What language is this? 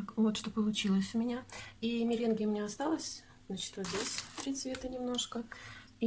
Russian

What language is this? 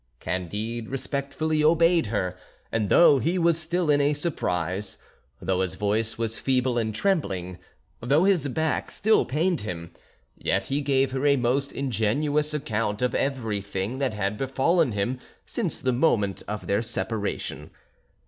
English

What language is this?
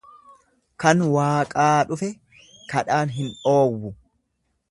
Oromo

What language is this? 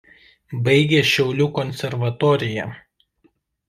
Lithuanian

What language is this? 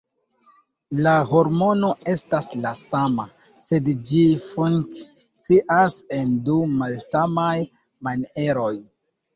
Esperanto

